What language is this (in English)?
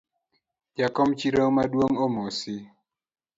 Luo (Kenya and Tanzania)